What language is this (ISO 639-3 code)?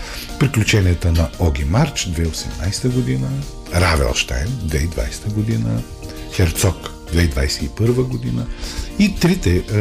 bul